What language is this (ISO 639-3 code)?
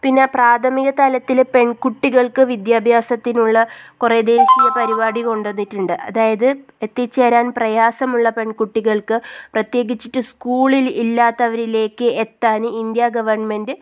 mal